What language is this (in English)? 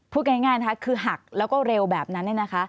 Thai